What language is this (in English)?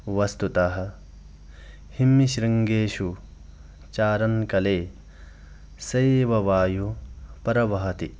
Sanskrit